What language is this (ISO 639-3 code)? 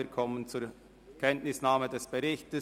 gsw